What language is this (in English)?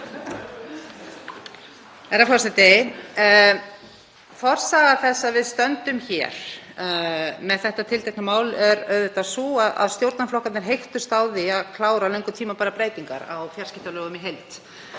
Icelandic